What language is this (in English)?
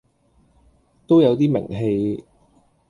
Cantonese